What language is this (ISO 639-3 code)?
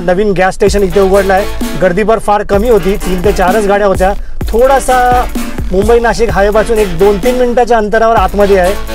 hin